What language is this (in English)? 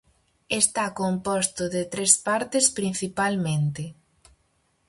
Galician